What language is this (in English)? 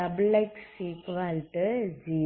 Tamil